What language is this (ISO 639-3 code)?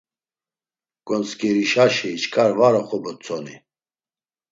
lzz